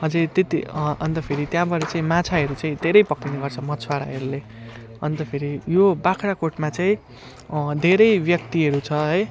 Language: Nepali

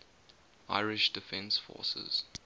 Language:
English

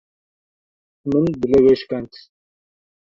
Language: Kurdish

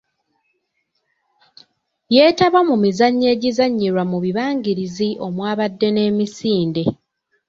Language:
Ganda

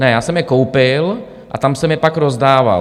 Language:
Czech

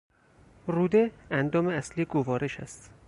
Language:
Persian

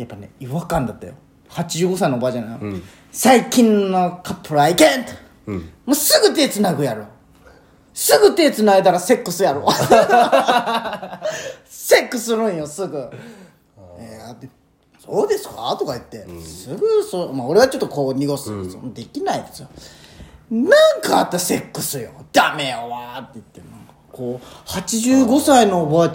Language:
Japanese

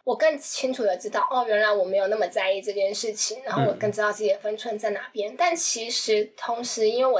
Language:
Chinese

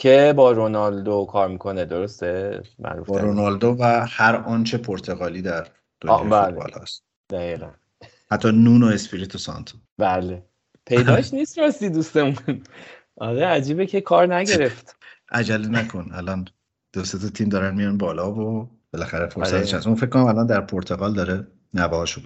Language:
Persian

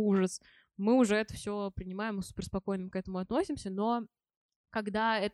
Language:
Russian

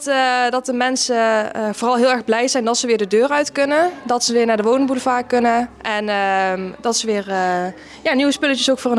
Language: Dutch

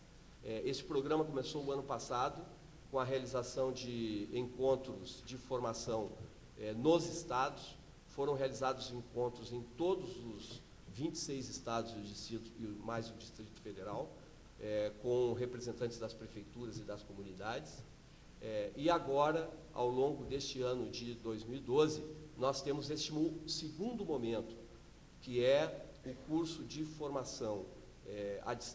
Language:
Portuguese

